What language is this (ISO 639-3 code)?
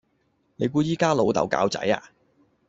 yue